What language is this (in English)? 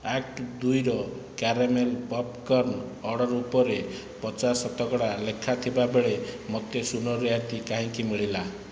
Odia